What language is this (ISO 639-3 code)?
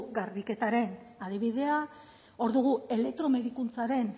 eus